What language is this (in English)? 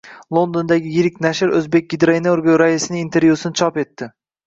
Uzbek